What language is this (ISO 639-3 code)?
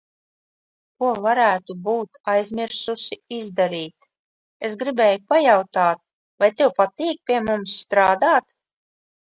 lav